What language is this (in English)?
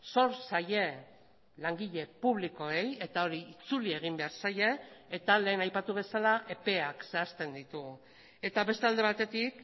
Basque